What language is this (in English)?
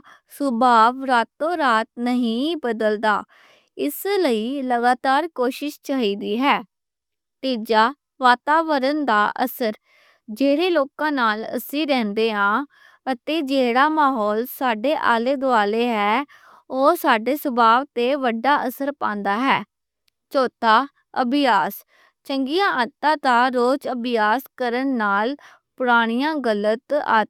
Western Panjabi